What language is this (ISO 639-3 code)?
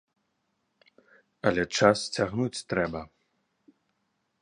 bel